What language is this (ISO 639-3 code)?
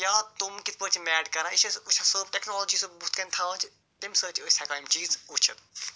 kas